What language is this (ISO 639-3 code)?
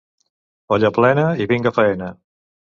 cat